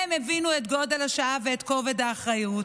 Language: Hebrew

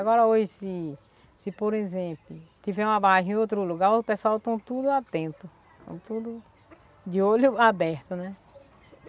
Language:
Portuguese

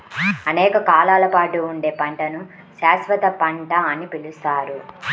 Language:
Telugu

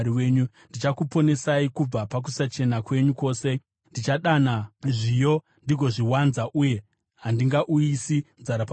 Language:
Shona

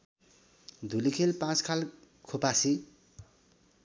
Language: Nepali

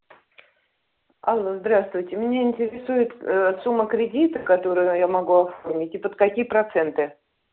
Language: Russian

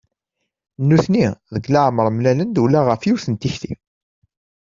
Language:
Kabyle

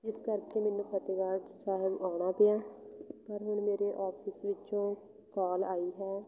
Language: Punjabi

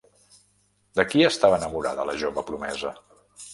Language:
Catalan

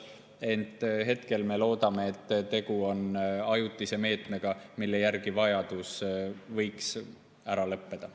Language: Estonian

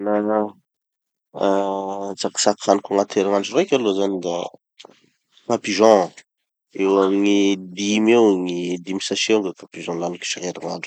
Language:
Tanosy Malagasy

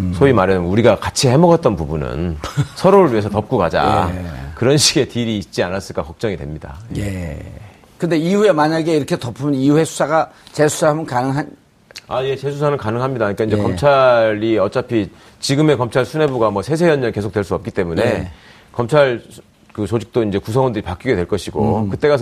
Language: Korean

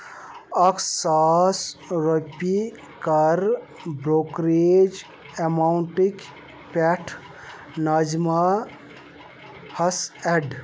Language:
Kashmiri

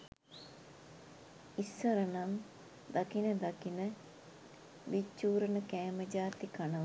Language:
Sinhala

